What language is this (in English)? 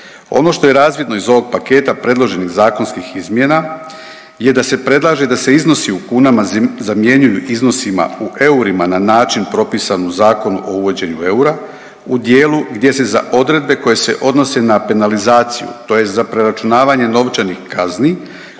Croatian